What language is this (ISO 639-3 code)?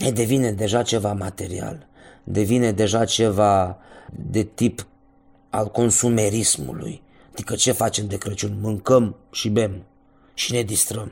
ron